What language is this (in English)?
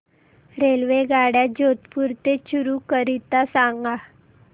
Marathi